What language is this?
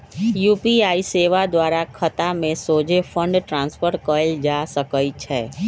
Magahi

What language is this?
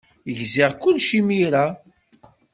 Kabyle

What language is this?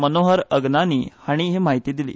Konkani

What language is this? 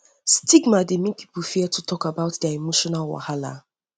Nigerian Pidgin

